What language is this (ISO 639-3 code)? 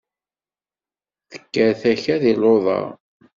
kab